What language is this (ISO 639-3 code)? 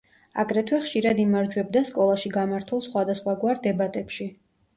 kat